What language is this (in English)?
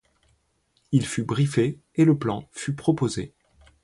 French